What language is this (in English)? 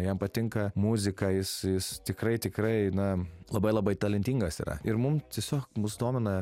Lithuanian